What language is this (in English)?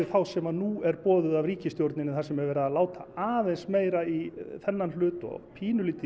Icelandic